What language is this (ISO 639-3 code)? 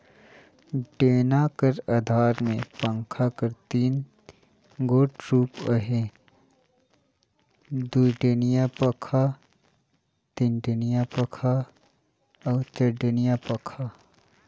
hne